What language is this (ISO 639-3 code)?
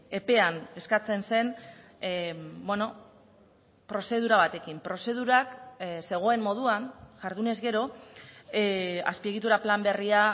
eus